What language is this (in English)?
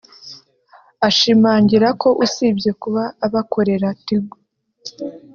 Kinyarwanda